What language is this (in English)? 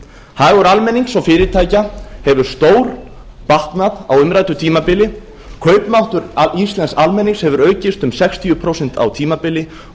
Icelandic